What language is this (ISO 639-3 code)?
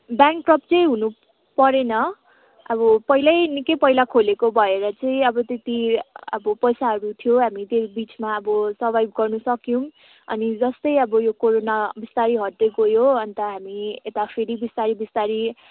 nep